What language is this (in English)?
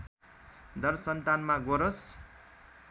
Nepali